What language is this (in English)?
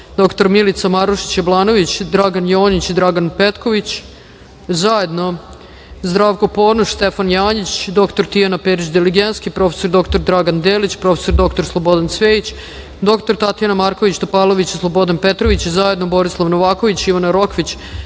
Serbian